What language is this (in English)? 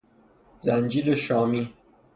Persian